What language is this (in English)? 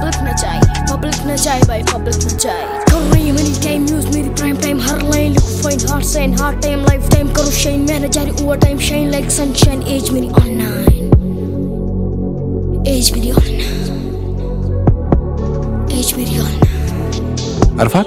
Urdu